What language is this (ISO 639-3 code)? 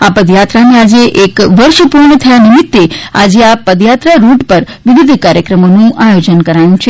guj